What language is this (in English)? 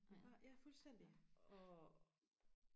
Danish